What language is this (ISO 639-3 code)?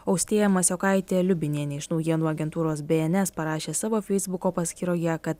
lit